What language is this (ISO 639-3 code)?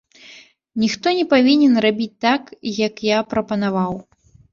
bel